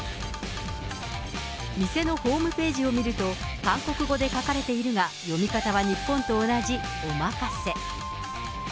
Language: Japanese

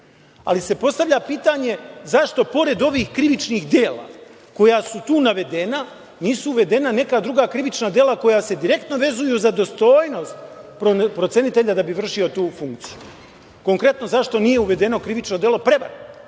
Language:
Serbian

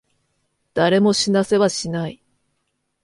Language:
Japanese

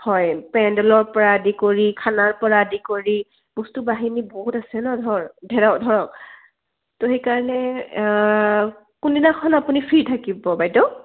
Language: Assamese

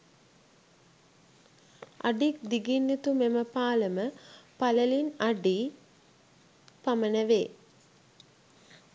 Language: Sinhala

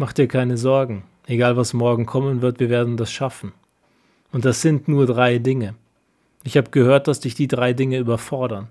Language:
German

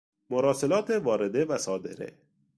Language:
Persian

